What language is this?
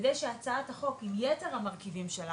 Hebrew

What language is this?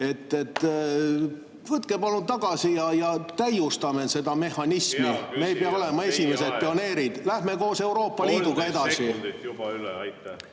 Estonian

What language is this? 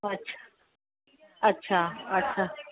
Sindhi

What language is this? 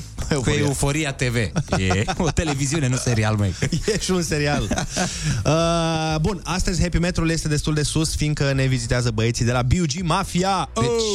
Romanian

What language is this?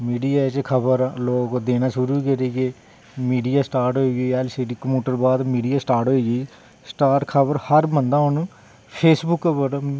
Dogri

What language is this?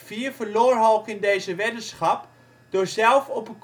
Dutch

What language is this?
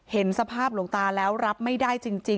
Thai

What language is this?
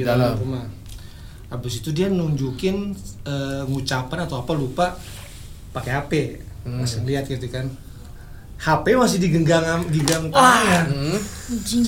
Indonesian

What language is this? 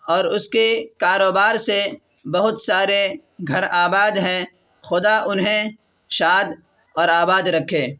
Urdu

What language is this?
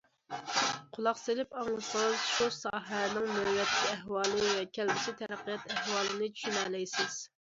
Uyghur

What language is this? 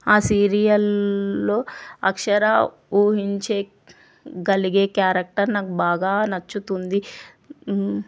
Telugu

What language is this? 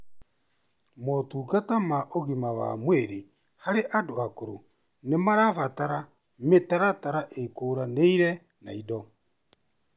Kikuyu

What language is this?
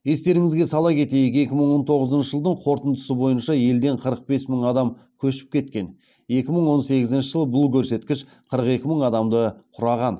Kazakh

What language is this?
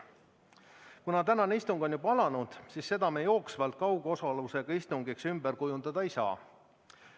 Estonian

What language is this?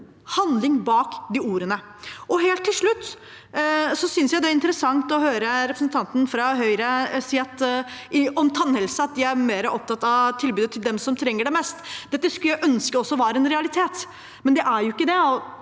Norwegian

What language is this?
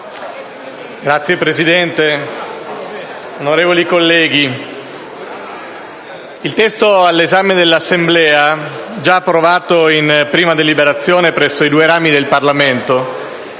Italian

